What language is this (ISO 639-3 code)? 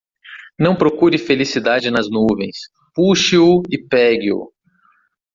por